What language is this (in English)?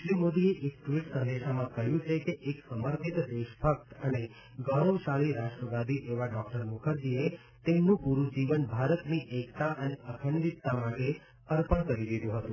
Gujarati